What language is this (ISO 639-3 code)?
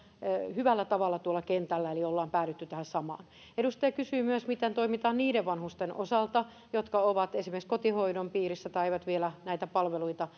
fin